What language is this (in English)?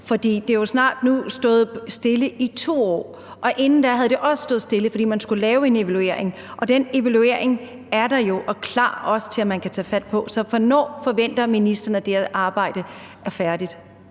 Danish